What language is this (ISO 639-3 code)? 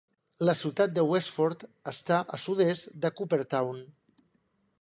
cat